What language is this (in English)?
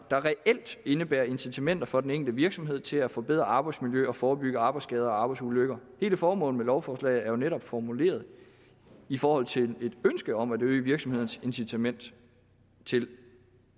Danish